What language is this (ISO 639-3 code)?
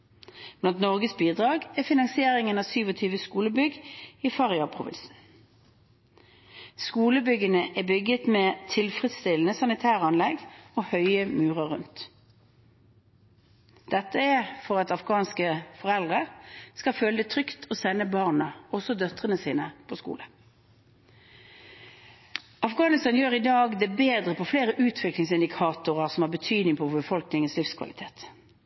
nob